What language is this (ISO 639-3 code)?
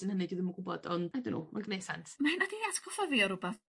cym